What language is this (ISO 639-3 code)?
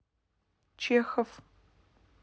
rus